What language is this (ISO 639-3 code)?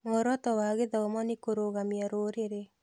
kik